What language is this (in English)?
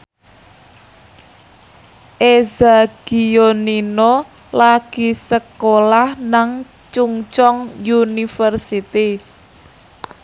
Javanese